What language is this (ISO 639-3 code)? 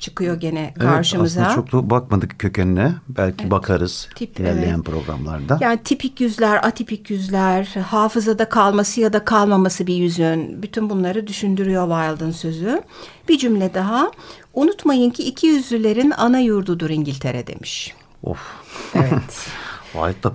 tur